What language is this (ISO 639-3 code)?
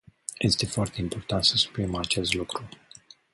ron